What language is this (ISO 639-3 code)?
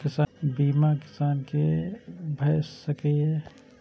mai